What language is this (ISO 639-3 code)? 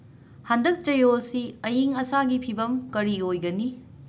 mni